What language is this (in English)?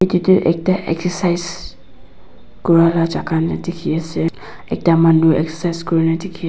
Naga Pidgin